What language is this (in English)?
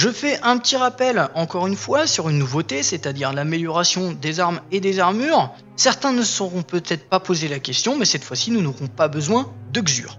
French